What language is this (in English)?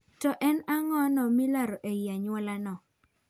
Luo (Kenya and Tanzania)